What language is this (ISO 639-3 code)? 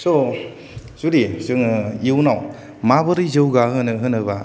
brx